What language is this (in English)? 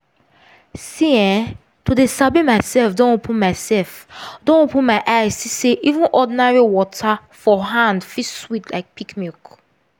Nigerian Pidgin